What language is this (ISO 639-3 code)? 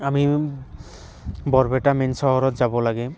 asm